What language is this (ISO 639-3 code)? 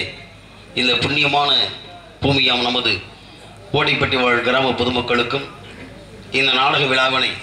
ara